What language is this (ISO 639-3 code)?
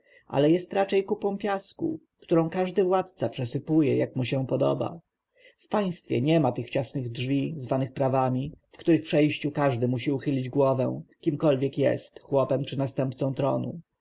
pol